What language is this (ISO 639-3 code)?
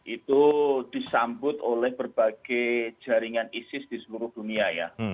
ind